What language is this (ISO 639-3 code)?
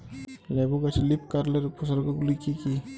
ben